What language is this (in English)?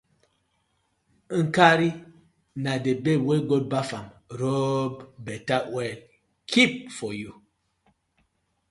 Nigerian Pidgin